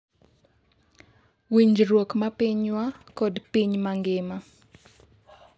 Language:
Luo (Kenya and Tanzania)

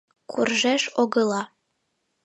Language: Mari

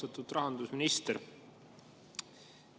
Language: Estonian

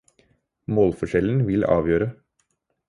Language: Norwegian Bokmål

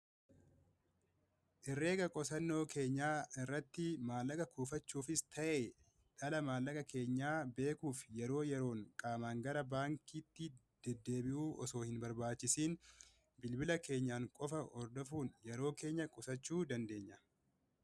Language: Oromo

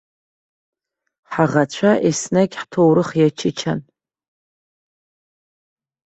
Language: Abkhazian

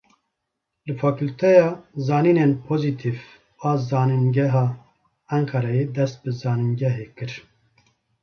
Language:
Kurdish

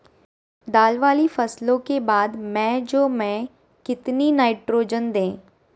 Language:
Magahi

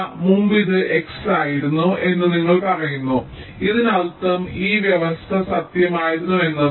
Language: Malayalam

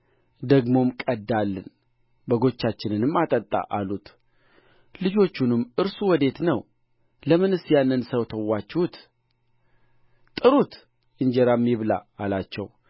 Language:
Amharic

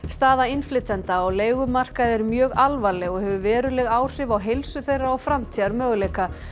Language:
Icelandic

